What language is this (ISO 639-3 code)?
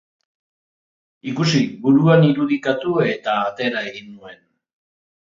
eus